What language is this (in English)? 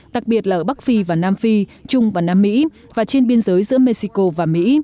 Vietnamese